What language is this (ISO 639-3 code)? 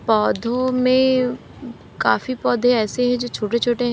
hin